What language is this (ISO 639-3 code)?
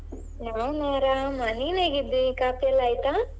kan